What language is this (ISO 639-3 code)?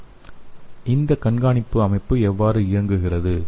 tam